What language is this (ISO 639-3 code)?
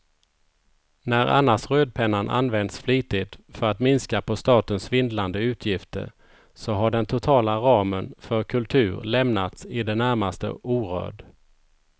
swe